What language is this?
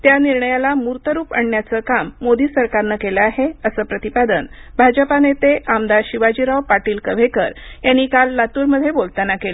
Marathi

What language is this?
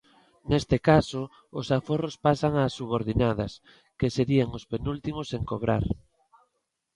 Galician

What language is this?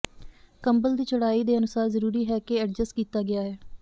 Punjabi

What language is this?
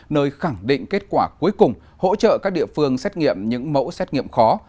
Vietnamese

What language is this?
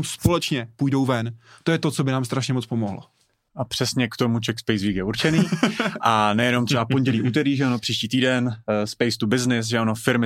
Czech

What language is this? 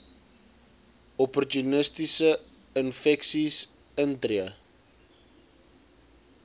Afrikaans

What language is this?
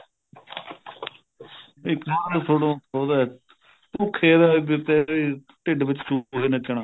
Punjabi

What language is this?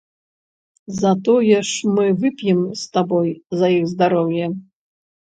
Belarusian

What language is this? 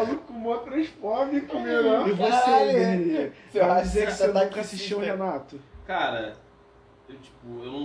Portuguese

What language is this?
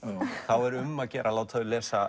Icelandic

